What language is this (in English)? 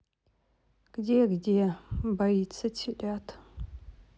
Russian